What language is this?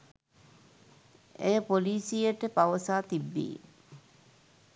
Sinhala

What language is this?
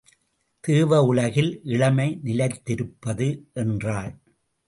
Tamil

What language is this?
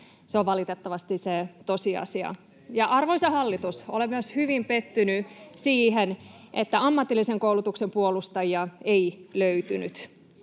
Finnish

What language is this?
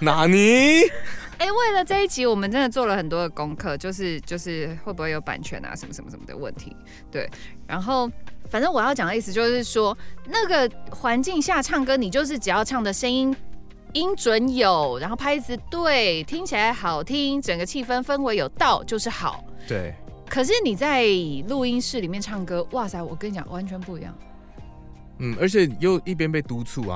Chinese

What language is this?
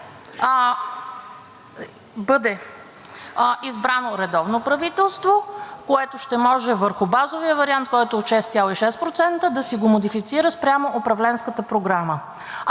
Bulgarian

